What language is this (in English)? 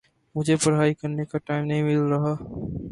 Urdu